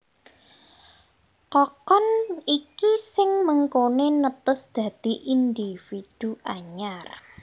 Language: Javanese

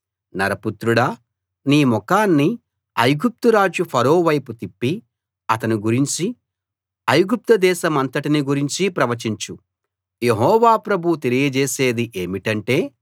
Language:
Telugu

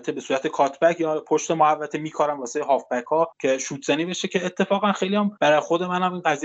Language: Persian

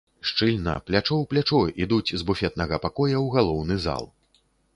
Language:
Belarusian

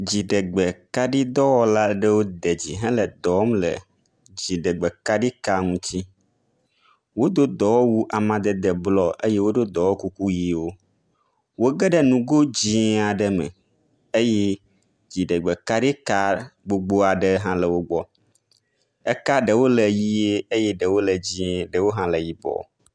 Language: Ewe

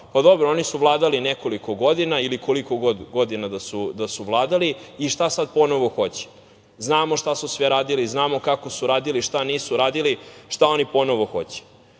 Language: Serbian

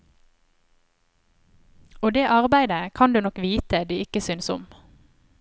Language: Norwegian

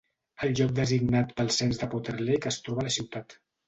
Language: Catalan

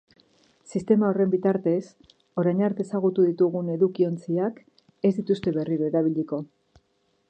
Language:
Basque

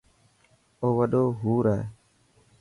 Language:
Dhatki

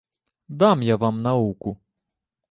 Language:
Ukrainian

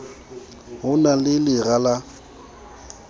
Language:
Southern Sotho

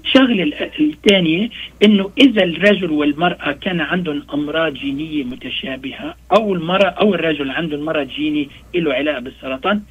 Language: Arabic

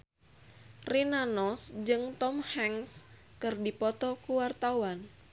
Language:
Sundanese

